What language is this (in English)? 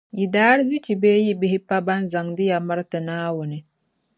Dagbani